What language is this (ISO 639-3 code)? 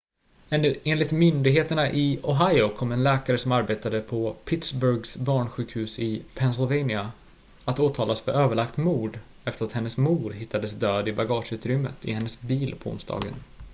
swe